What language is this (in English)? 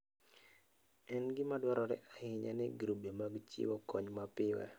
Luo (Kenya and Tanzania)